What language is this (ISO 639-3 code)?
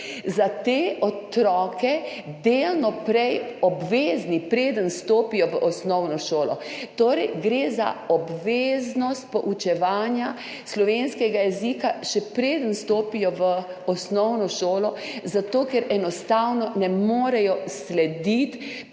slv